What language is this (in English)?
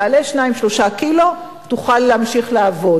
Hebrew